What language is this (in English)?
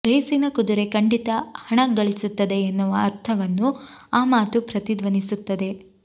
Kannada